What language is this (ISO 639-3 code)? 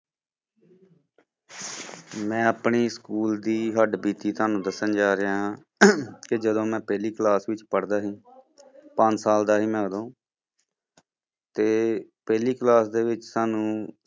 pan